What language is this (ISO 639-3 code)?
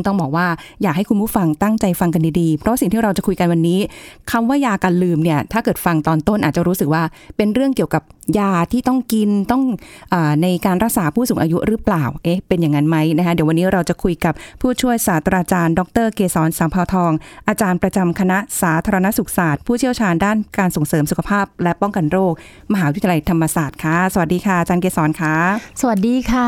tha